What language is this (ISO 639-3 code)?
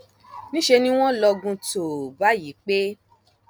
yor